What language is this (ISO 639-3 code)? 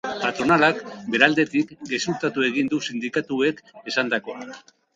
eus